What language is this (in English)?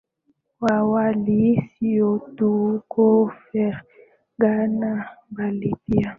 Swahili